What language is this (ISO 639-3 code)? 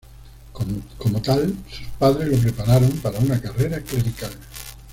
spa